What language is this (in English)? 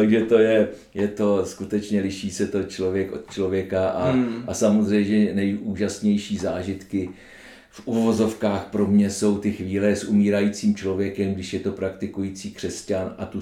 Czech